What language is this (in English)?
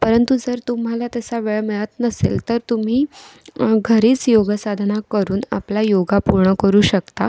Marathi